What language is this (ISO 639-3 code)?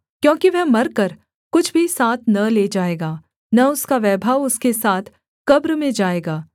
hin